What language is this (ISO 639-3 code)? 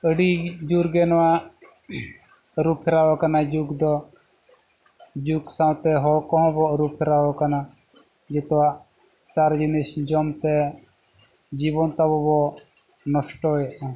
sat